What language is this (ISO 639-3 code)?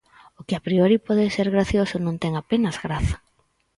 glg